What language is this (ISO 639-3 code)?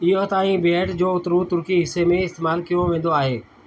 snd